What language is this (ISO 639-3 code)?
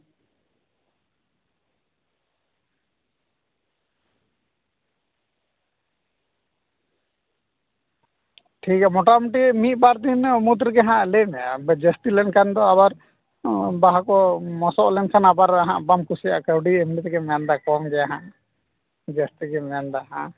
sat